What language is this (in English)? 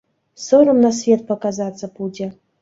Belarusian